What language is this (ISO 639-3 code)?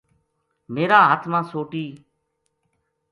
gju